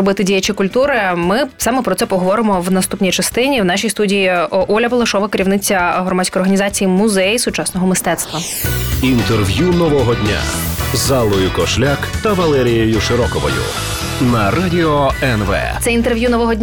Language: Ukrainian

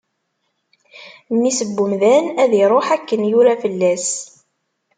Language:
Kabyle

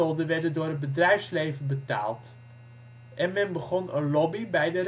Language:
Dutch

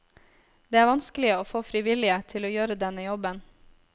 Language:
Norwegian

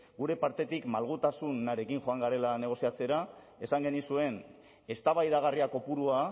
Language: Basque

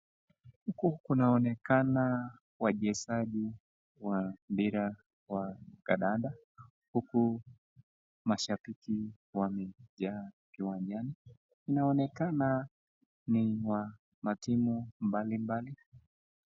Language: Swahili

